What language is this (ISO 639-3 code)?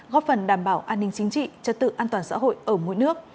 vie